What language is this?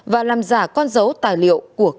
Vietnamese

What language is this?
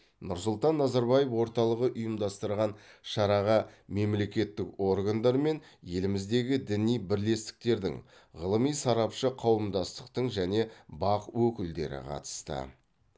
Kazakh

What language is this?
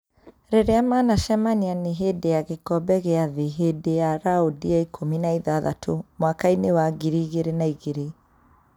Kikuyu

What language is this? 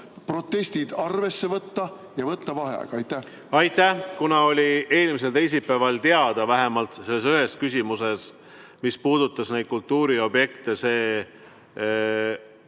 Estonian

